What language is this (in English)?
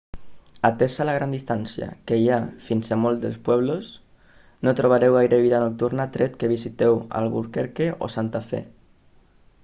Catalan